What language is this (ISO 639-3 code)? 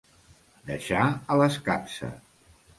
cat